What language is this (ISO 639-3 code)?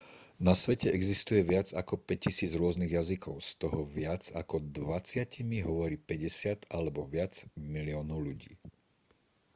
slk